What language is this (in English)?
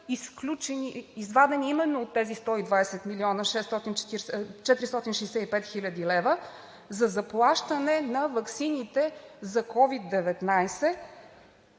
Bulgarian